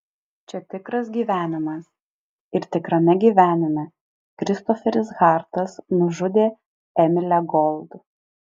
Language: Lithuanian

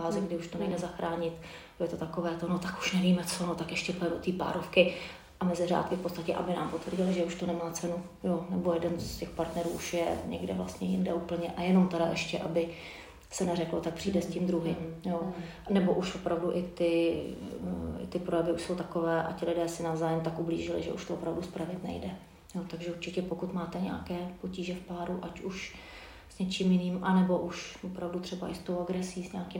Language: Czech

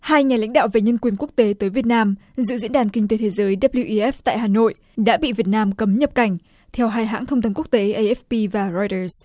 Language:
Vietnamese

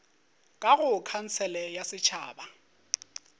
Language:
Northern Sotho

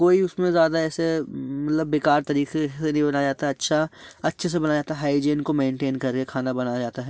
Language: Hindi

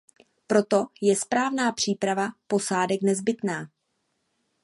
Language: Czech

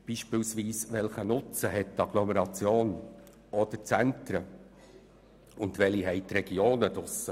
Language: Swiss German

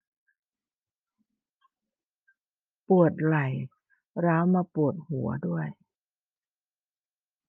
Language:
Thai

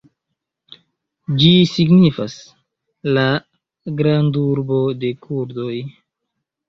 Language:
Esperanto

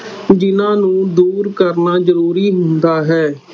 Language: Punjabi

